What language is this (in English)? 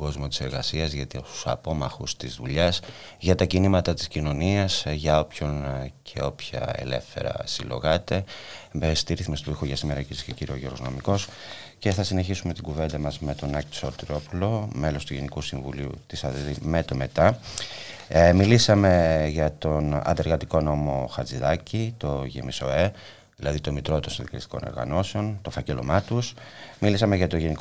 Greek